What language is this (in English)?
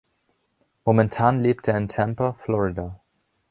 German